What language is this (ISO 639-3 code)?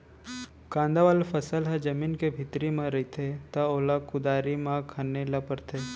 hne